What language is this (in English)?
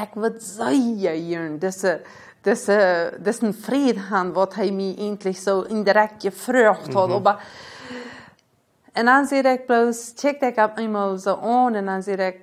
Dutch